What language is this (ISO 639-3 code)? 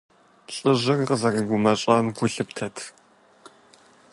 kbd